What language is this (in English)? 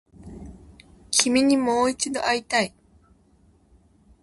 Japanese